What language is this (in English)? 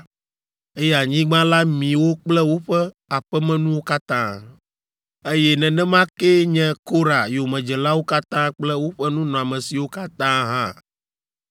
Ewe